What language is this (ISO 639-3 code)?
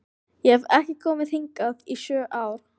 isl